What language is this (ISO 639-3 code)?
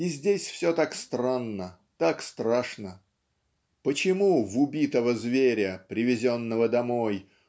rus